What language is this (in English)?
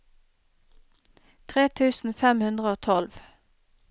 Norwegian